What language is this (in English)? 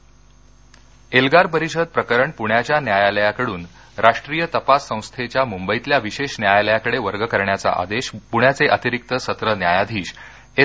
Marathi